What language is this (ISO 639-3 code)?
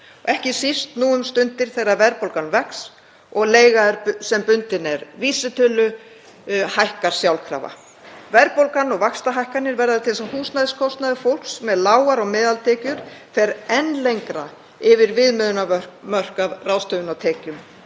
isl